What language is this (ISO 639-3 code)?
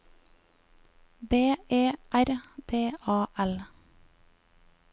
nor